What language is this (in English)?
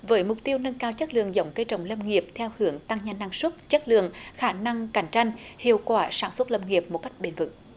Vietnamese